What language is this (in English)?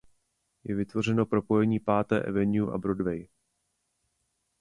Czech